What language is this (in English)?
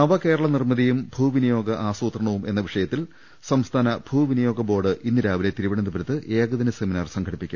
Malayalam